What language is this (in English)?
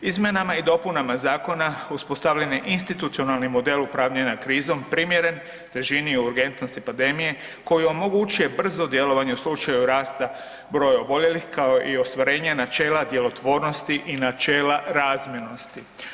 Croatian